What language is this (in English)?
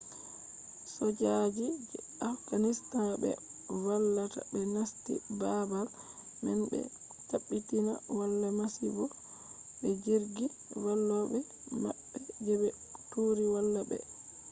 Fula